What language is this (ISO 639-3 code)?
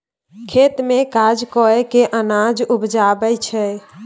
mai